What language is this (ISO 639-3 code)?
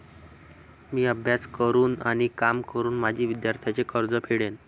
mar